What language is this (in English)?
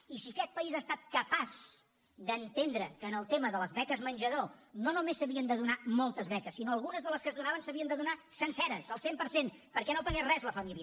Catalan